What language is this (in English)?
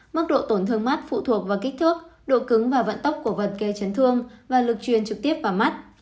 Vietnamese